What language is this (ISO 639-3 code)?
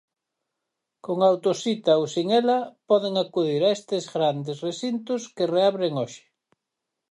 glg